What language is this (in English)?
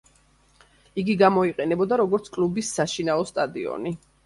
Georgian